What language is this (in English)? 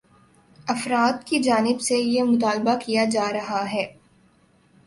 Urdu